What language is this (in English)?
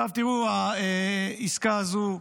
Hebrew